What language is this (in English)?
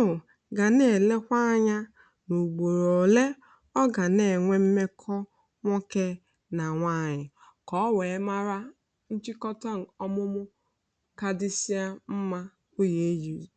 Igbo